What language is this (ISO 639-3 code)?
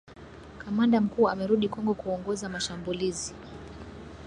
swa